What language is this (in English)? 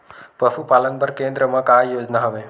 Chhattisgarhi